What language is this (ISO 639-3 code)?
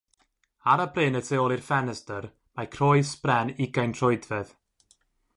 cym